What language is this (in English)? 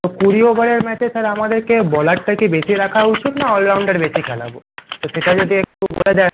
Bangla